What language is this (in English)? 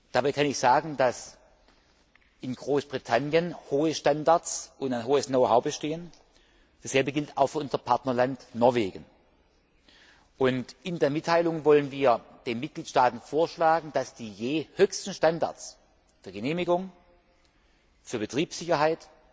German